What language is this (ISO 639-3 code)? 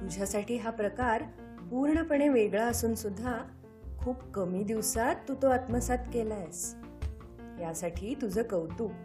mar